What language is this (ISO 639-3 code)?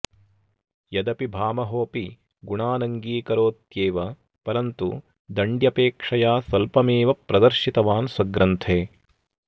san